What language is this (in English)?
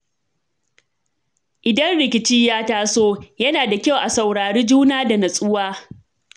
Hausa